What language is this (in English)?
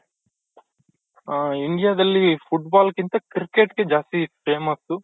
Kannada